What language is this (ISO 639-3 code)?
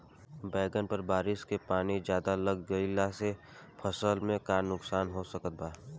bho